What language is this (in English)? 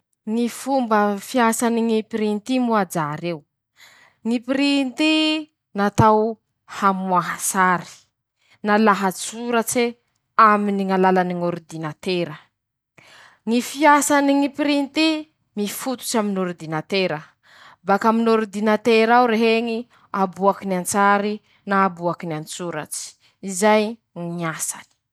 Masikoro Malagasy